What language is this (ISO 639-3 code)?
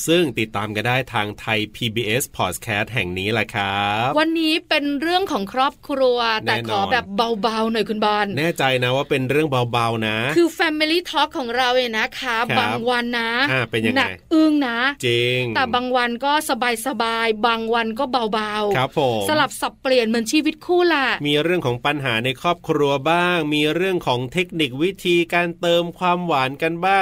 tha